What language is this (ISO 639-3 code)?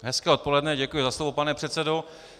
ces